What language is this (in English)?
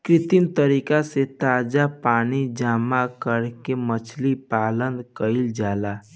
Bhojpuri